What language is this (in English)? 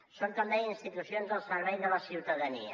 Catalan